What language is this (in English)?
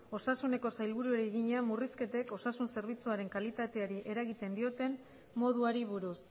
Basque